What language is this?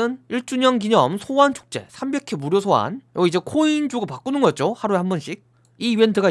Korean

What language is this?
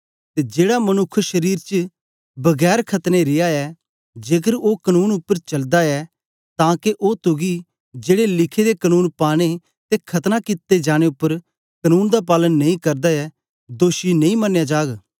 Dogri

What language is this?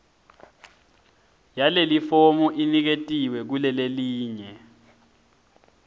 Swati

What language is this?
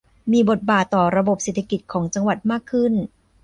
Thai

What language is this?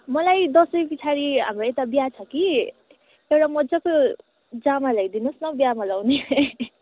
Nepali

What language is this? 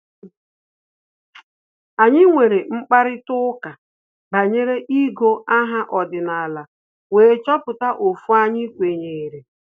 Igbo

